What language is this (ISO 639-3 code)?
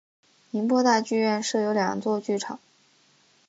zho